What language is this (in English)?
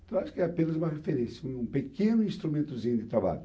Portuguese